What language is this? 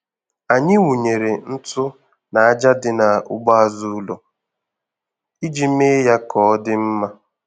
Igbo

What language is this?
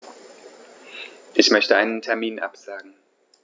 German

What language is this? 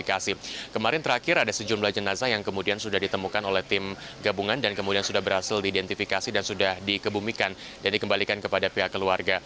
Indonesian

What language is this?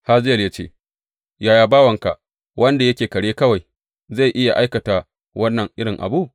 Hausa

